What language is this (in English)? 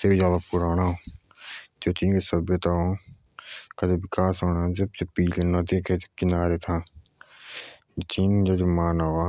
Jaunsari